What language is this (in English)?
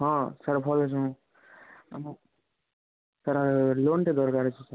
Odia